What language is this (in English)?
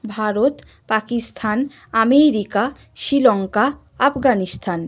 Bangla